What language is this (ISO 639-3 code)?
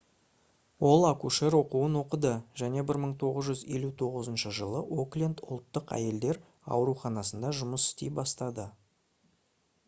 kaz